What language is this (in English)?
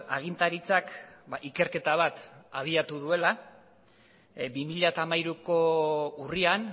Basque